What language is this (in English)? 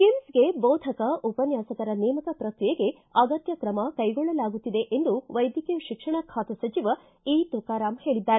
Kannada